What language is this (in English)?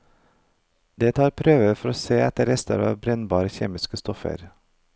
Norwegian